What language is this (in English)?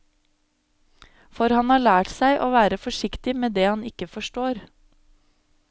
Norwegian